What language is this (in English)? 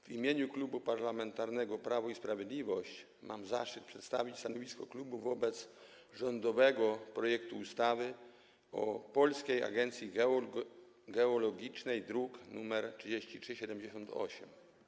Polish